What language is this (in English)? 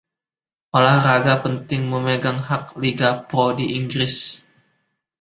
Indonesian